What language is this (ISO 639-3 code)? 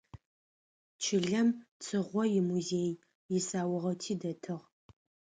ady